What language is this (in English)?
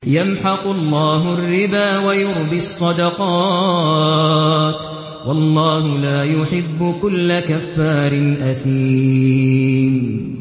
Arabic